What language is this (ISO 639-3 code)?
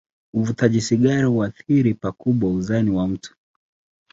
swa